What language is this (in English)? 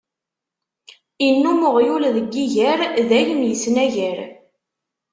Kabyle